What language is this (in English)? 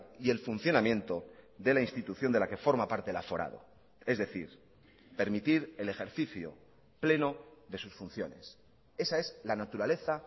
Spanish